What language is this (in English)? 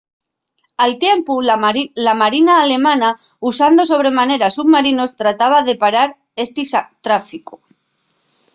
Asturian